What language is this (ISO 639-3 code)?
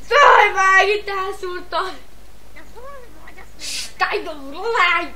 hun